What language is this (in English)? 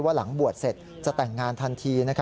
Thai